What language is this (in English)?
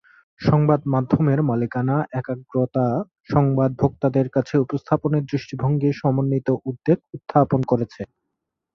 Bangla